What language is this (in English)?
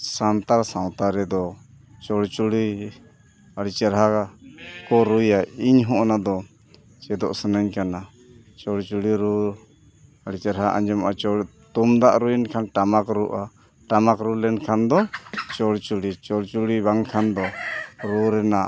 Santali